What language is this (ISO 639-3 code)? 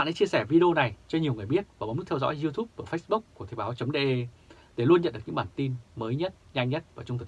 vie